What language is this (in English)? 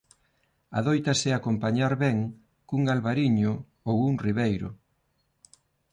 Galician